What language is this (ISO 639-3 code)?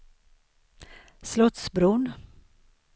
swe